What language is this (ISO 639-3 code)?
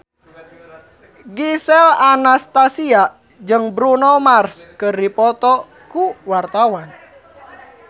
sun